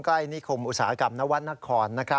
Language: Thai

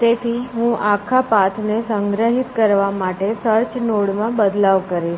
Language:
Gujarati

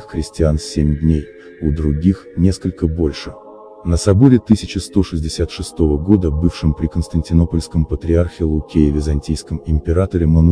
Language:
Russian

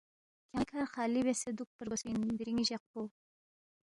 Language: Balti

